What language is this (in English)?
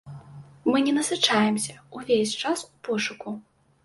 Belarusian